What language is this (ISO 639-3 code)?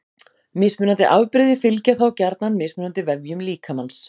isl